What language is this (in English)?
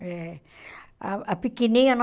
Portuguese